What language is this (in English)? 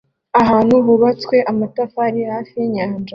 Kinyarwanda